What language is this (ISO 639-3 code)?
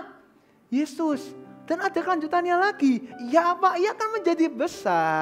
ind